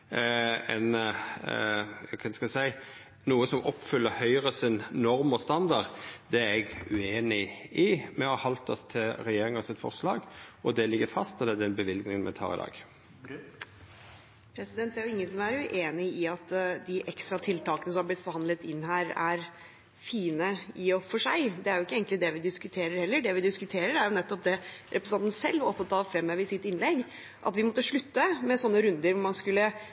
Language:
Norwegian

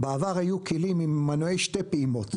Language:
Hebrew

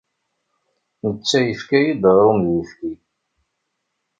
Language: Kabyle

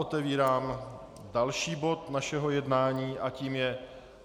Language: Czech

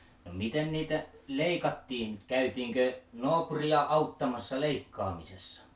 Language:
Finnish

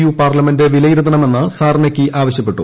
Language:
Malayalam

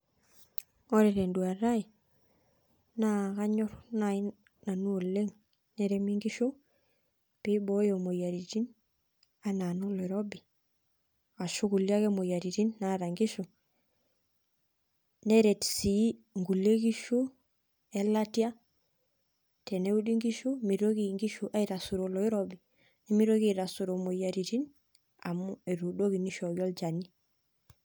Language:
Masai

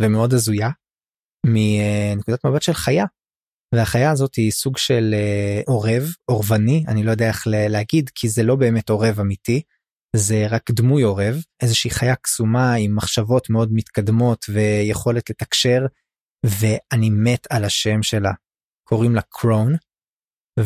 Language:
Hebrew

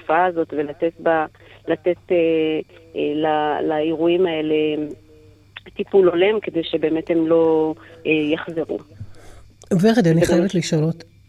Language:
Hebrew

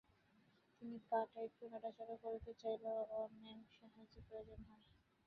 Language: Bangla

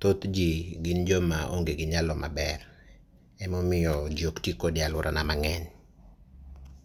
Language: Luo (Kenya and Tanzania)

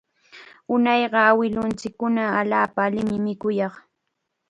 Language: Chiquián Ancash Quechua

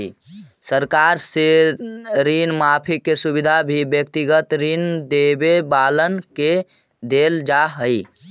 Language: Magahi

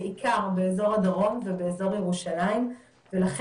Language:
Hebrew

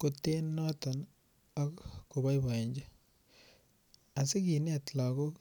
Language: Kalenjin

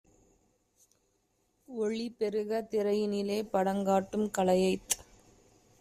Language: Tamil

